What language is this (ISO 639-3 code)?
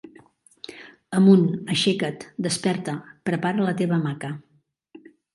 cat